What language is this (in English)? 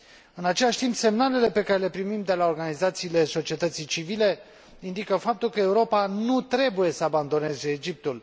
Romanian